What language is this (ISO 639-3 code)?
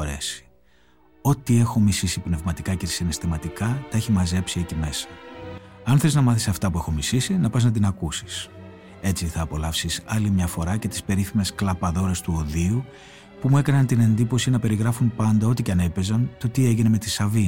ell